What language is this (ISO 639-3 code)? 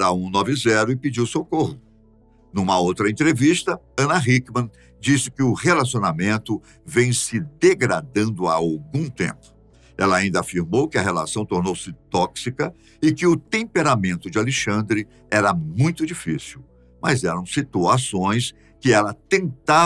por